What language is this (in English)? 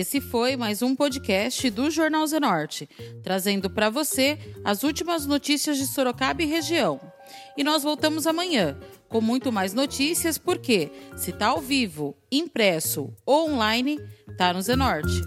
Portuguese